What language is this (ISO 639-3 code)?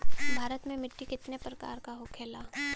bho